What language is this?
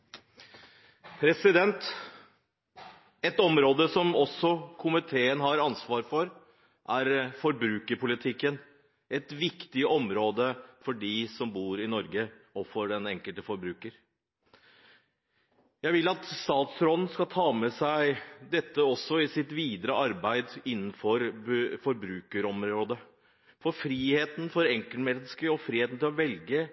Norwegian Bokmål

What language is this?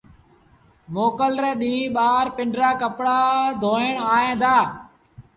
Sindhi Bhil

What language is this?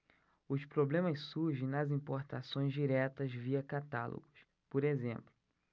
Portuguese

